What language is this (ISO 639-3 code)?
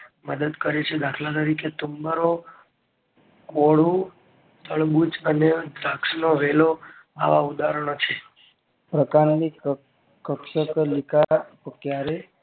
guj